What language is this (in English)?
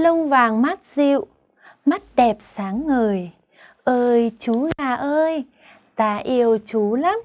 Vietnamese